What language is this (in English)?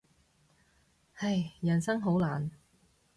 Cantonese